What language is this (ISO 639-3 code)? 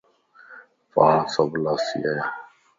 lss